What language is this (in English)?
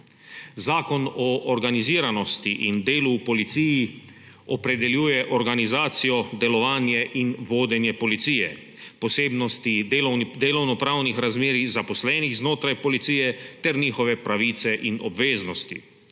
Slovenian